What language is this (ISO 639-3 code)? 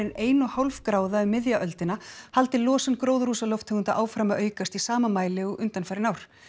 isl